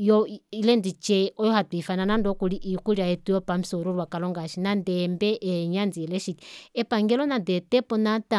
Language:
Kuanyama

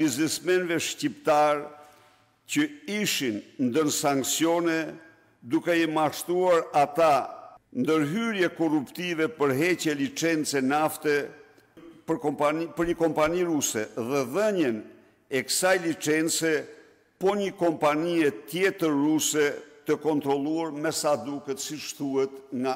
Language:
Romanian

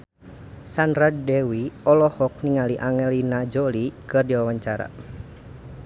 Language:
Sundanese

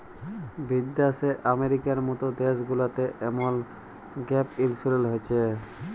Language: Bangla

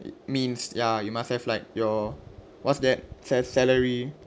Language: English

